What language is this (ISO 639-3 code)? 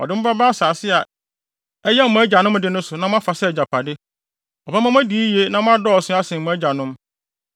aka